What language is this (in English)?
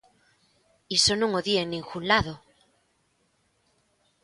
Galician